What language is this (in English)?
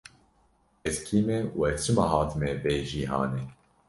Kurdish